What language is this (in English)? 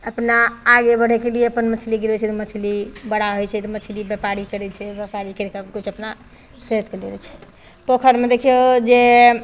Maithili